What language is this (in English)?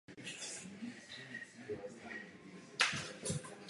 Czech